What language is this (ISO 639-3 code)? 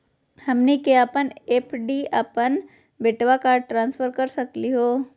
mag